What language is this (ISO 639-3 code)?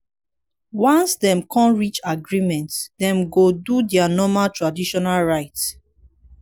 pcm